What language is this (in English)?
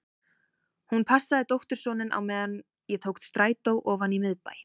Icelandic